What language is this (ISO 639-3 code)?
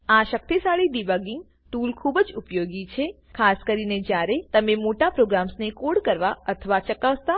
guj